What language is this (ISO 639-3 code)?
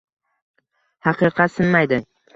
uzb